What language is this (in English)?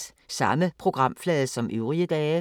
Danish